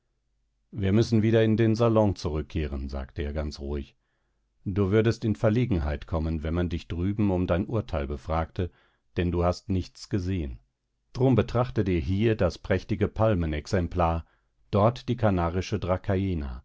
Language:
German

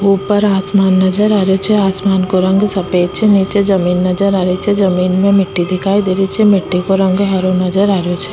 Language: Rajasthani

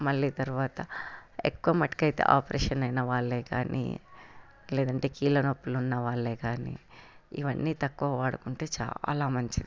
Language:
Telugu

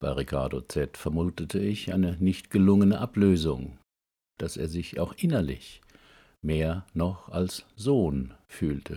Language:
German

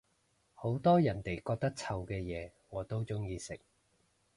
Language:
Cantonese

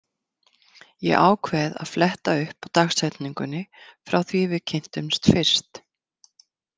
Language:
Icelandic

